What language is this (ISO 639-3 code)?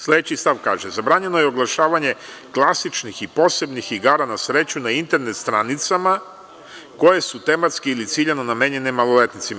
srp